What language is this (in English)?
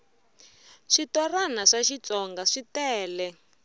Tsonga